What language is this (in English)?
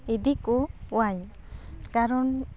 Santali